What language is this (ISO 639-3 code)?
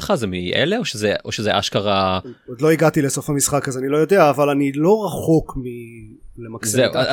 heb